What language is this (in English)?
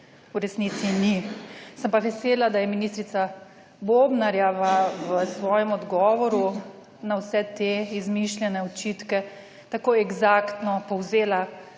Slovenian